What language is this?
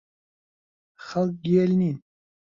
Central Kurdish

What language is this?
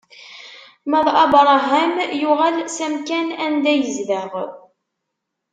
Kabyle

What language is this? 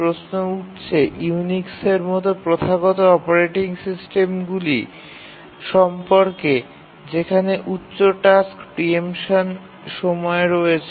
Bangla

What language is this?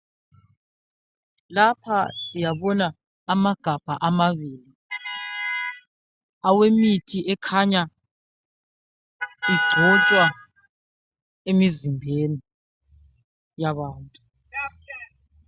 North Ndebele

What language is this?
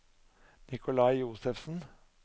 Norwegian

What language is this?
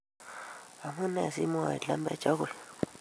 Kalenjin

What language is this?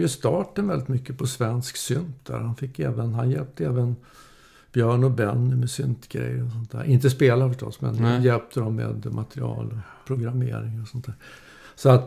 Swedish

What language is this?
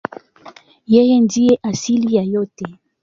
Swahili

